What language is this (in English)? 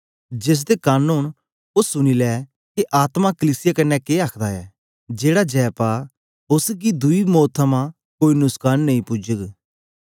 Dogri